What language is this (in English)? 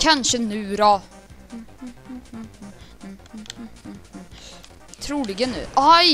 Swedish